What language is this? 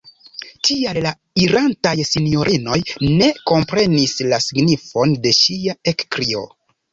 Esperanto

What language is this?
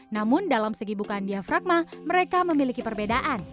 Indonesian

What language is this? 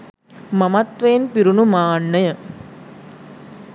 Sinhala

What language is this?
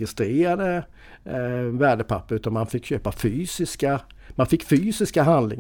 Swedish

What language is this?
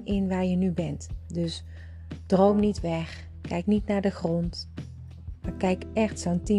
Dutch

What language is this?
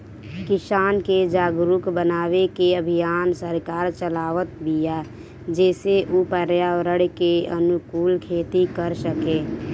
Bhojpuri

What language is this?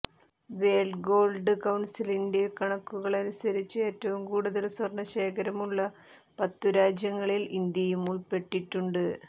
Malayalam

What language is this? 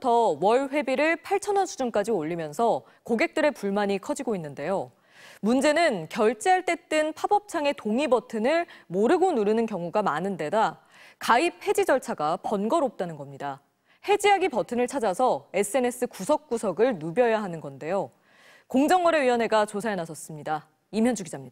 Korean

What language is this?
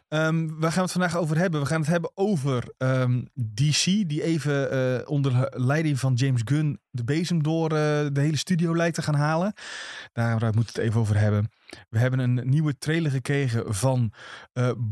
Dutch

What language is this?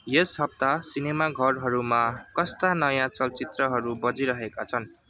Nepali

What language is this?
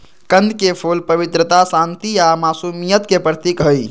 Magahi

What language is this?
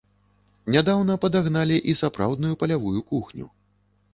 Belarusian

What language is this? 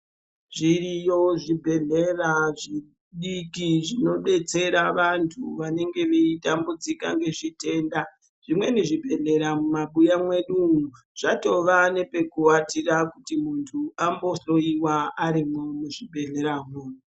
Ndau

